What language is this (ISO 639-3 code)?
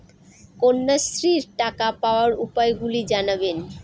ben